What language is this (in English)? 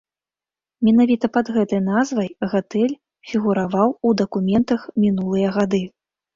Belarusian